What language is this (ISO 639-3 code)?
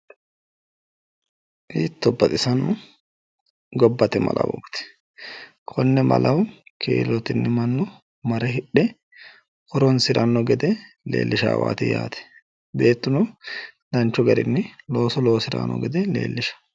sid